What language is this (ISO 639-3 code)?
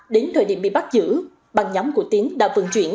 vie